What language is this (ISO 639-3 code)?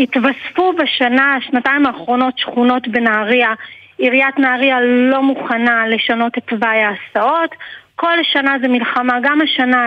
heb